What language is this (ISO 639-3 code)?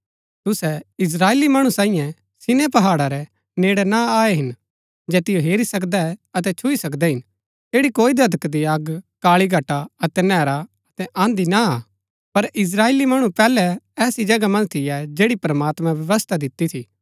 gbk